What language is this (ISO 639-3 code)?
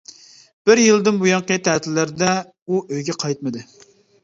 uig